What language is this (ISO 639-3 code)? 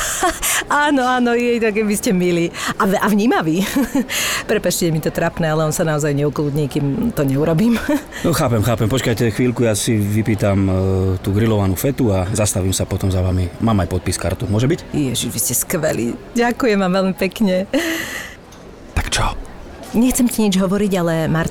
slk